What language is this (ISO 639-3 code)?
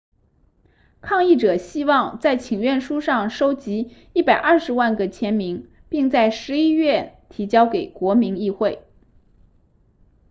zho